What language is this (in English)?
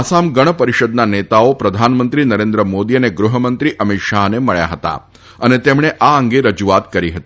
Gujarati